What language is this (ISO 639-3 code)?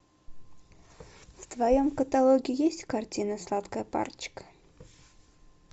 rus